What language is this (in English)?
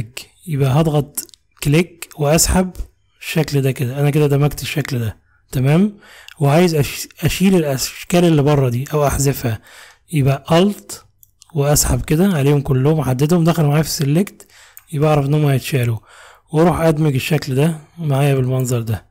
Arabic